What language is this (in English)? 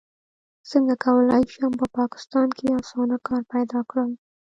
Pashto